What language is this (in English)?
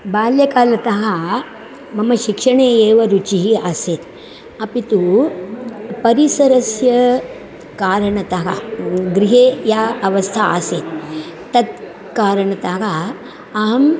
Sanskrit